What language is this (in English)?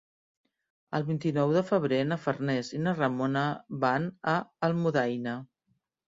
Catalan